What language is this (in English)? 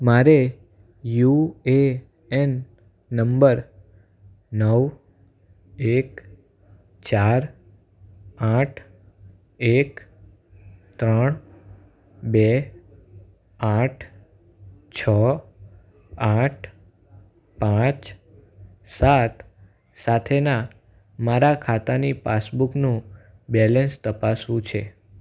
Gujarati